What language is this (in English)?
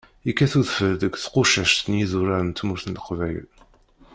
Kabyle